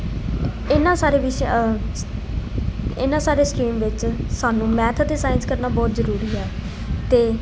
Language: Punjabi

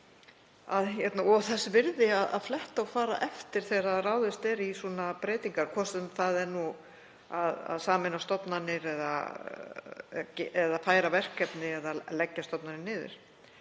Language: Icelandic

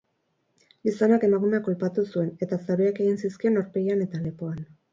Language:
Basque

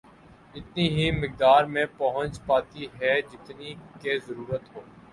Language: Urdu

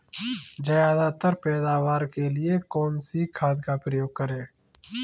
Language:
Hindi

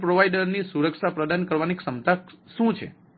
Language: Gujarati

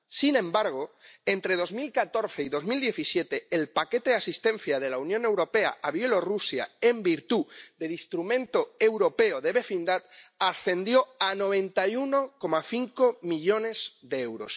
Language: Spanish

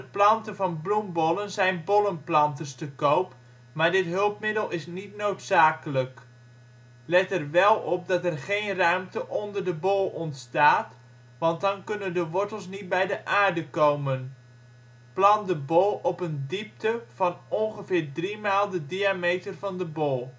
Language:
Dutch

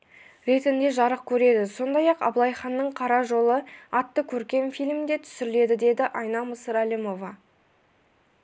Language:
Kazakh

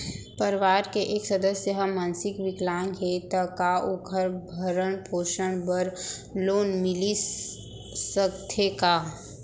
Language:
Chhattisgarhi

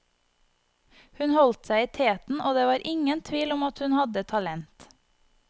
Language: Norwegian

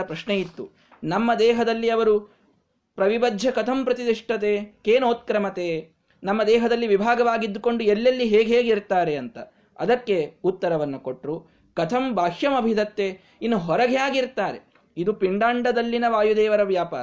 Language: Kannada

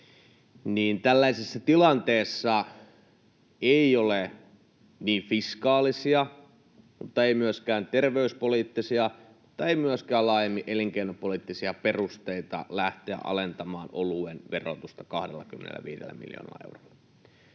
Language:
Finnish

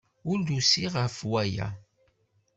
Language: Kabyle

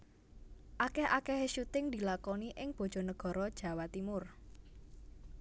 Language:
Javanese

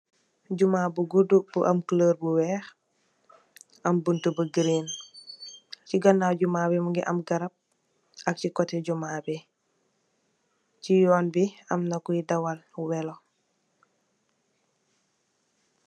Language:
Wolof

